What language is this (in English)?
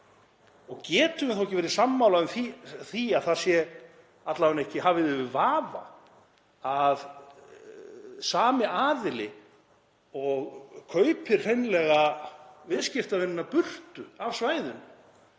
Icelandic